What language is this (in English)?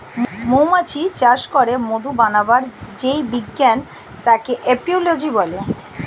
Bangla